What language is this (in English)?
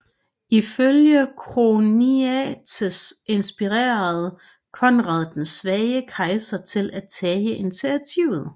Danish